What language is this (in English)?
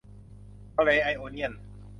Thai